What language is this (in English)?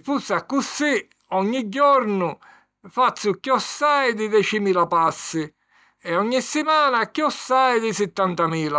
Sicilian